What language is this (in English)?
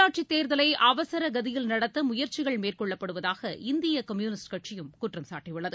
Tamil